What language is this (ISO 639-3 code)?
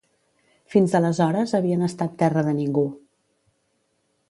cat